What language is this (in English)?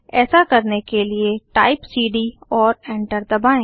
Hindi